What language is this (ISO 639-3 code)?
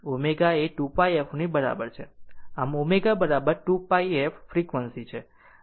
guj